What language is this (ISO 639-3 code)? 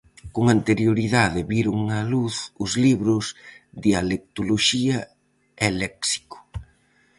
glg